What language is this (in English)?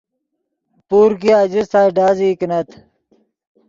Yidgha